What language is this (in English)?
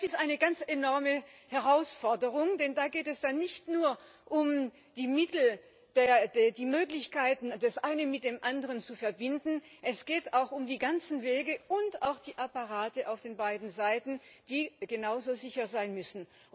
German